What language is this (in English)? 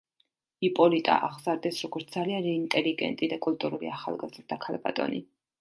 Georgian